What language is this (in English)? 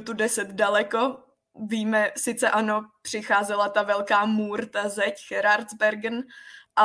Czech